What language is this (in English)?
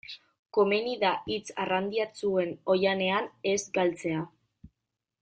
Basque